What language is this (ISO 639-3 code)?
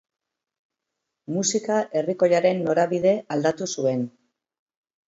eus